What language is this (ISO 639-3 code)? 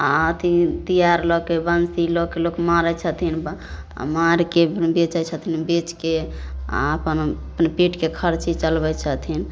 mai